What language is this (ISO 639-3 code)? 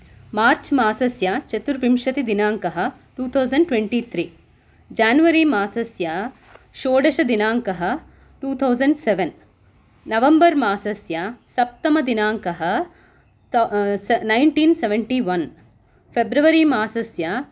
san